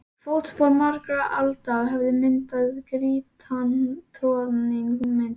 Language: Icelandic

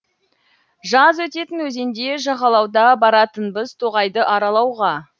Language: Kazakh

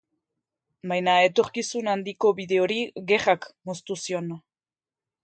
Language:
Basque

